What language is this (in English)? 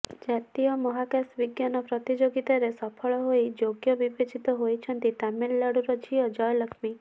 Odia